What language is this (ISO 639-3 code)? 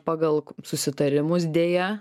lit